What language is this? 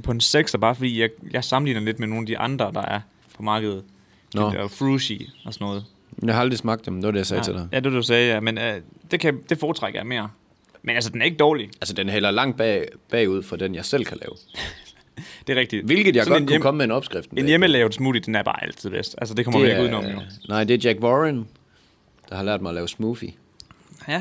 Danish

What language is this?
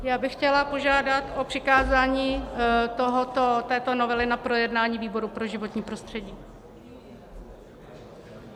Czech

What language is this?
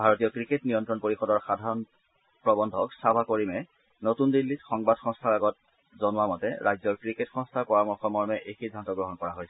Assamese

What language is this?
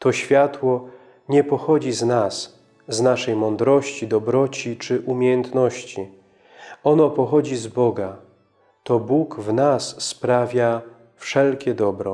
Polish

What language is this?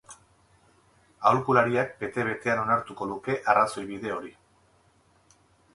Basque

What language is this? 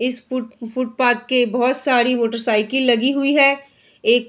Hindi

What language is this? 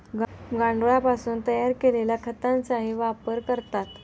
Marathi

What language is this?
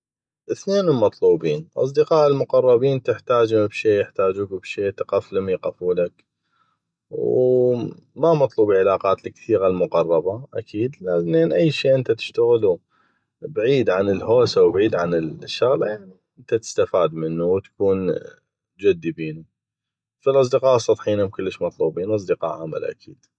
North Mesopotamian Arabic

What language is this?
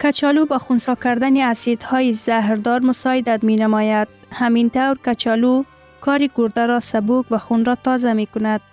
Persian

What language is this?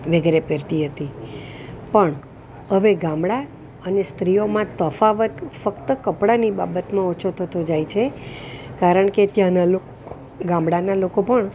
Gujarati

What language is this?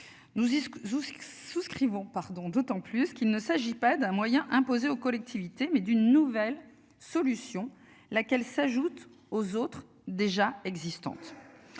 French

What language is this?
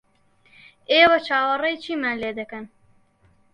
Central Kurdish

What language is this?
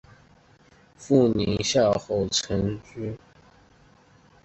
Chinese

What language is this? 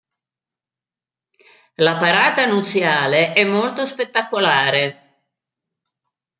Italian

